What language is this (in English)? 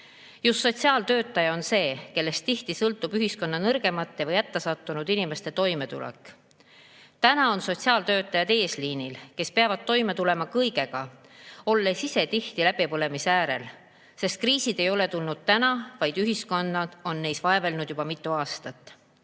Estonian